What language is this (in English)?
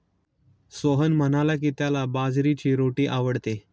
Marathi